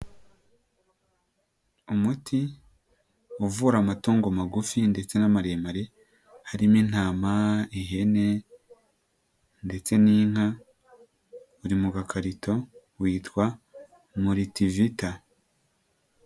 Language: Kinyarwanda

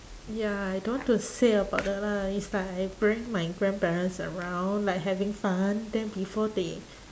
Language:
English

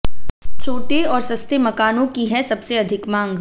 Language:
Hindi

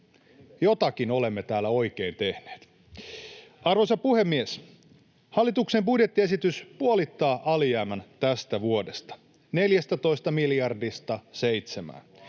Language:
Finnish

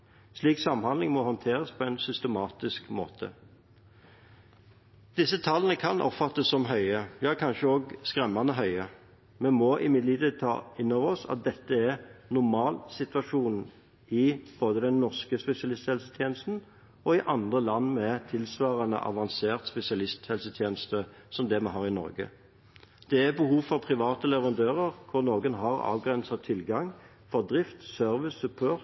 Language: Norwegian Bokmål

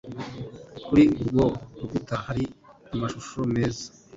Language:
Kinyarwanda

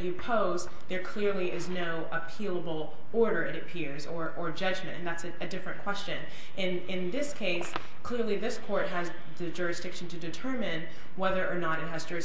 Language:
English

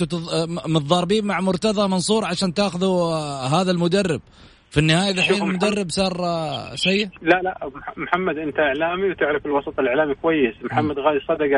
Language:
Arabic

